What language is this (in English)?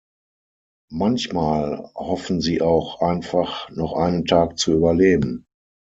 German